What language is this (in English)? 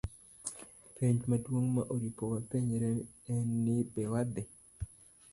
Luo (Kenya and Tanzania)